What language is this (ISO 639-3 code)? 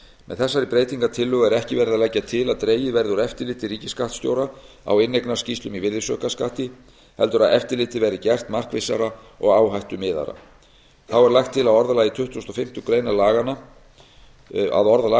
isl